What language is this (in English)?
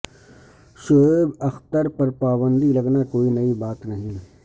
Urdu